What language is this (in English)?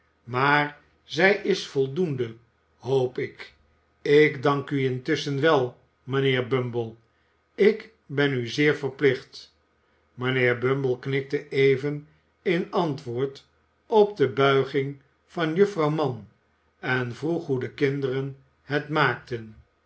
Dutch